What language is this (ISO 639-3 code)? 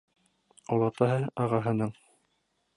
bak